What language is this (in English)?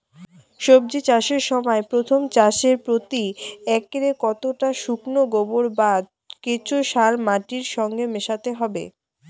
Bangla